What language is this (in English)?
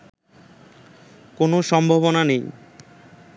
Bangla